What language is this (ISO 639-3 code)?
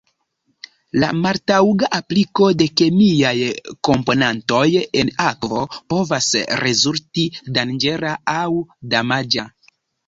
epo